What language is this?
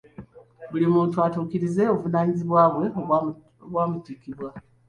Ganda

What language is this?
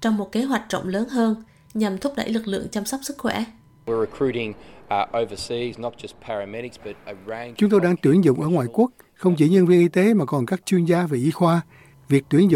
Vietnamese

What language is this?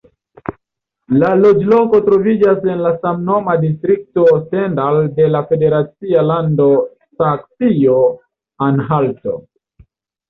Esperanto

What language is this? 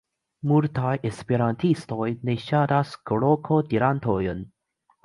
Esperanto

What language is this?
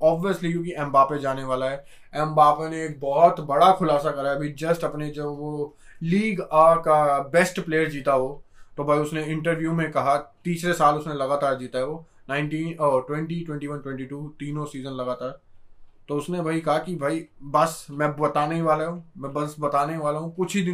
Hindi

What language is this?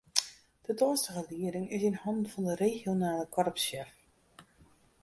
Western Frisian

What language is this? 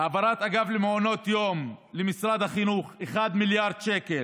Hebrew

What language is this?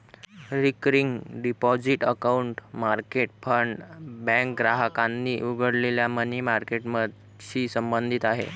Marathi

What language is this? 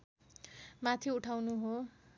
Nepali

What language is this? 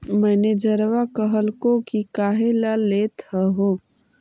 Magahi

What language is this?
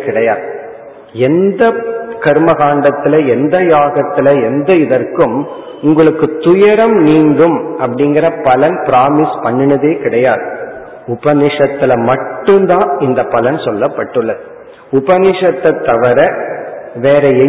Tamil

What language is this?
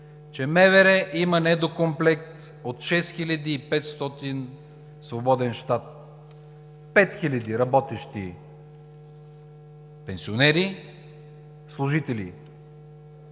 Bulgarian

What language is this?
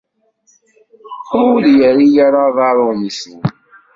Kabyle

